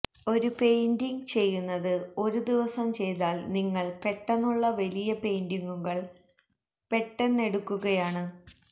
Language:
Malayalam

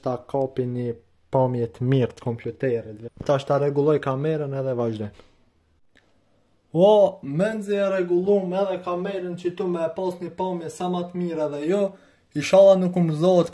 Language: Romanian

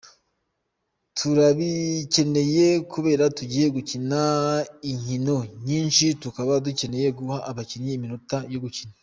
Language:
Kinyarwanda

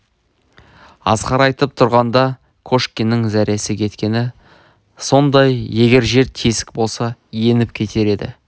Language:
Kazakh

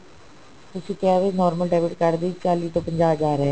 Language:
Punjabi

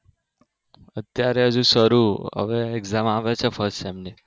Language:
Gujarati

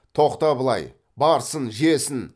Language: Kazakh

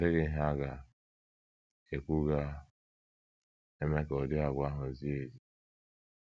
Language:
Igbo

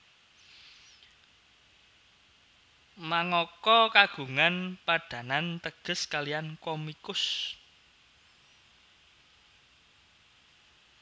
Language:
Javanese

